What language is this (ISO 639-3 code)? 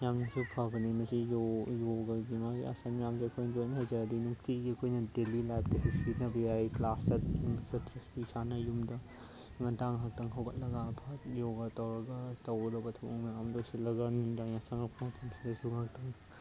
mni